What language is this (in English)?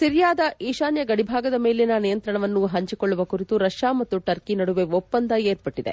Kannada